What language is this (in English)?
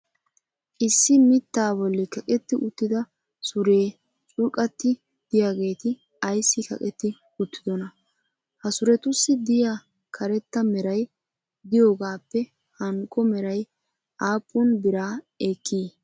Wolaytta